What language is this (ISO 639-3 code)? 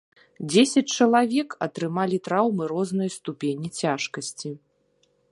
bel